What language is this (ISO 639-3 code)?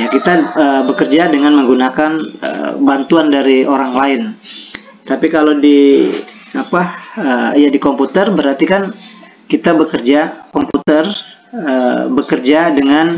ind